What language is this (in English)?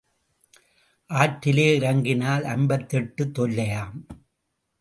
Tamil